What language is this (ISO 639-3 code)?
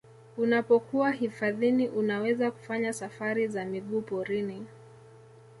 swa